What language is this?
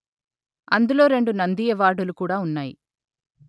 Telugu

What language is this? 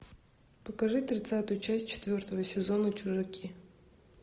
Russian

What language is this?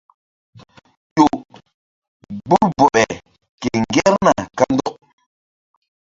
Mbum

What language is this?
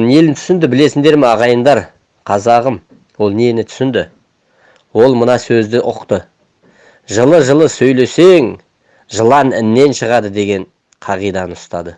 Turkish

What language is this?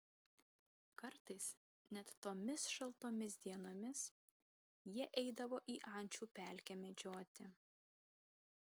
Lithuanian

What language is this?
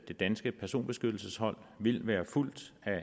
Danish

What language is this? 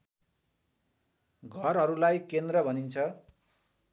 Nepali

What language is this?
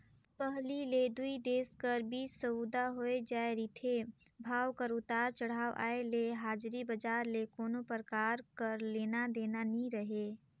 Chhattisgarhi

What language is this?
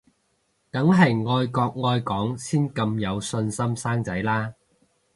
Cantonese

